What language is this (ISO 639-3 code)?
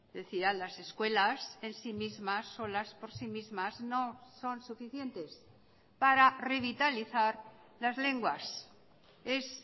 spa